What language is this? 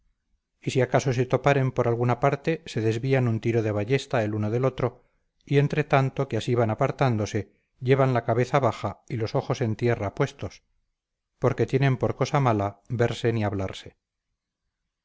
Spanish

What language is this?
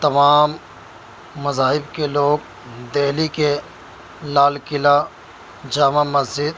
Urdu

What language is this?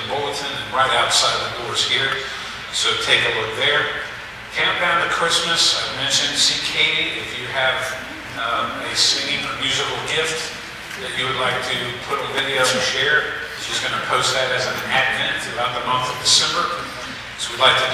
English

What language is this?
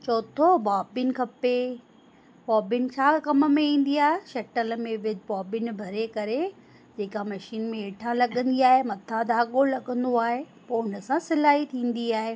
Sindhi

